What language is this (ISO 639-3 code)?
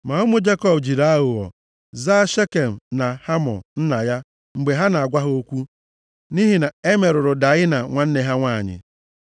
ibo